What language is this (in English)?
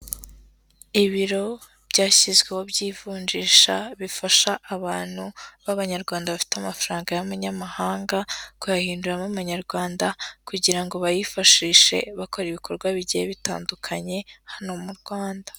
Kinyarwanda